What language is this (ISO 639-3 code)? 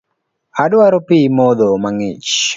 luo